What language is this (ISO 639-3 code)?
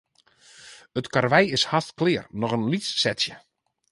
fry